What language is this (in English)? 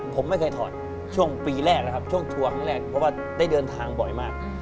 Thai